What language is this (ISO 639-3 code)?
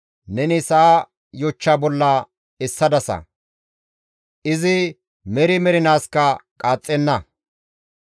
gmv